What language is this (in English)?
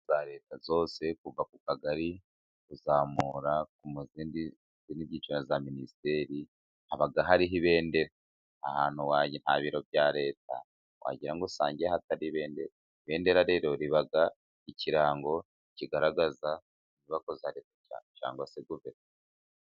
Kinyarwanda